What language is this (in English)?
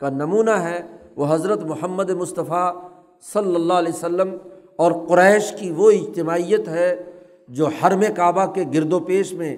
Urdu